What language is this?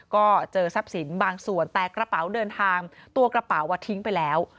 Thai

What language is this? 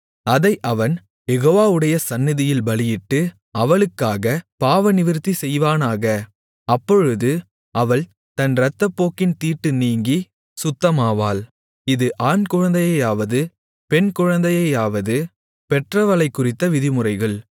Tamil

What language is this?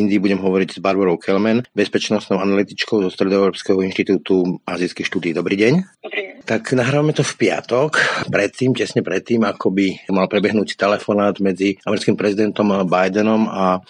Slovak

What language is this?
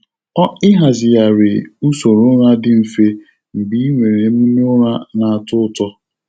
Igbo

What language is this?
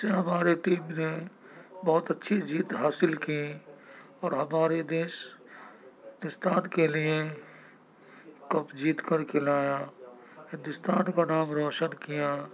Urdu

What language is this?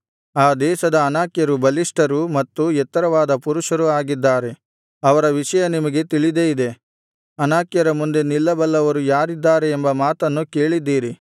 Kannada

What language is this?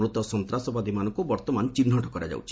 Odia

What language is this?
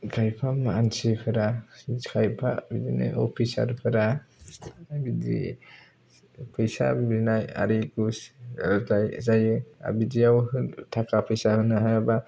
Bodo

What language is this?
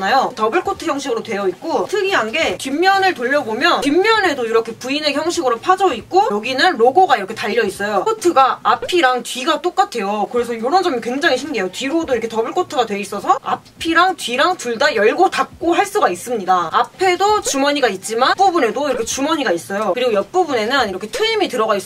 Korean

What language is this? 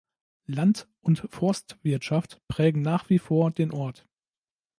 German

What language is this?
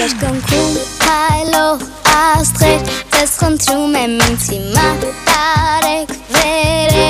Korean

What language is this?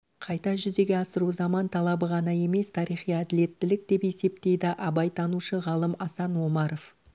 Kazakh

